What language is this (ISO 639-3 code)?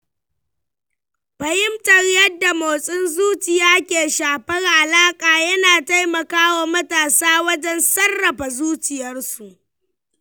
hau